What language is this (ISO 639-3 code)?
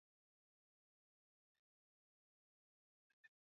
swa